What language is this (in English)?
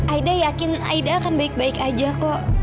Indonesian